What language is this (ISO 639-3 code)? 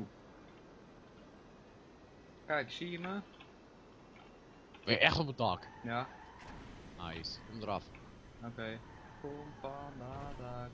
nld